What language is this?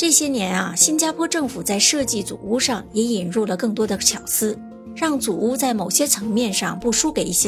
Chinese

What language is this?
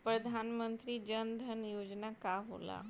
Bhojpuri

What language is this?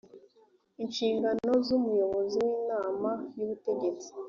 Kinyarwanda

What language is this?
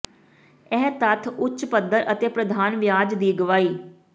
Punjabi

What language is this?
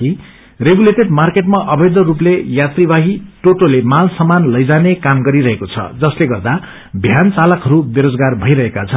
Nepali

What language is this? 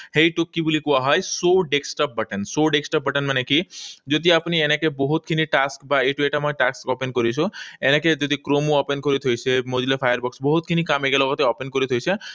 Assamese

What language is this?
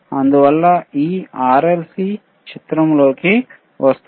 Telugu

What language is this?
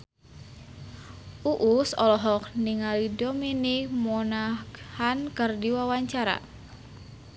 Sundanese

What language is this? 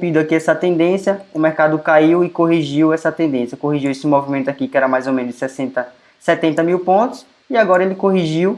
Portuguese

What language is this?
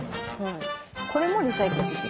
Japanese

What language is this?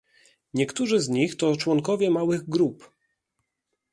Polish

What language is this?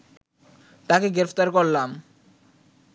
Bangla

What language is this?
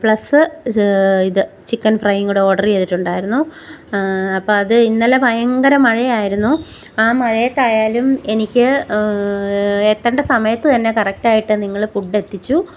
Malayalam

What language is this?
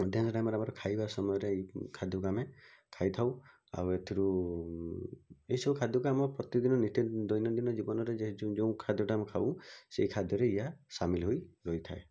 Odia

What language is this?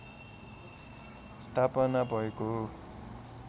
Nepali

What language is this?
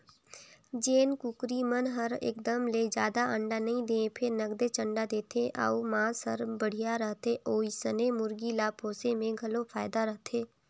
Chhattisgarhi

